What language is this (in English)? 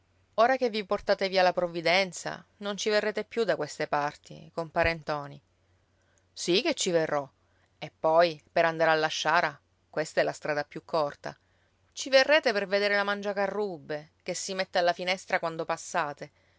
Italian